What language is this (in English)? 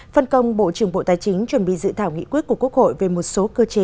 Vietnamese